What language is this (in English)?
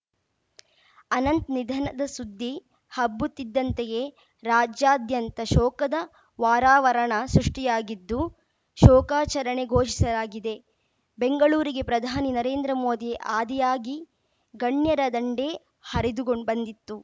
Kannada